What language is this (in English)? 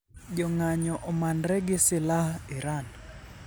Luo (Kenya and Tanzania)